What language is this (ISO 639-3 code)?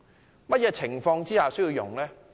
yue